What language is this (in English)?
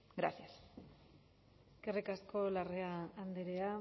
Basque